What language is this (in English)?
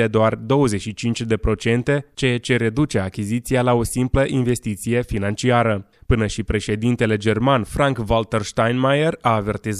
Romanian